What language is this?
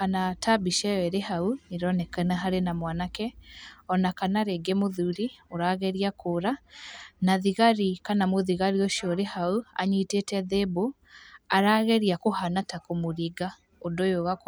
Kikuyu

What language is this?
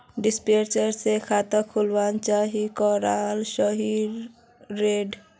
Magahi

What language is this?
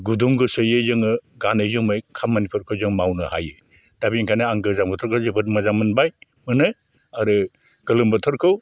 Bodo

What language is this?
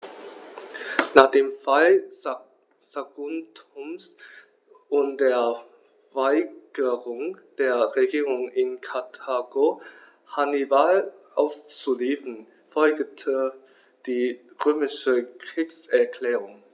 German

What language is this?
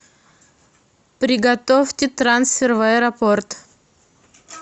Russian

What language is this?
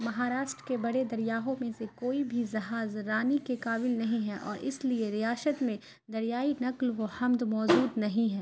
Urdu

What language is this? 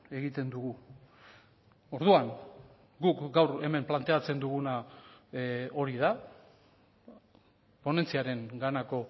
Basque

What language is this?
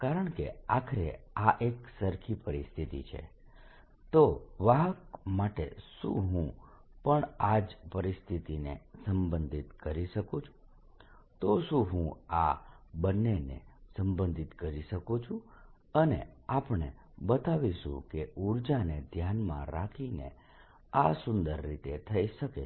Gujarati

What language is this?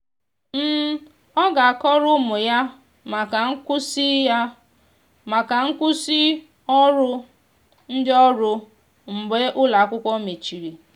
Igbo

